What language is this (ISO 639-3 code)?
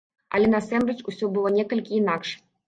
bel